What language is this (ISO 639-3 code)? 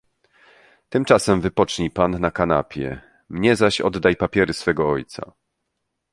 pol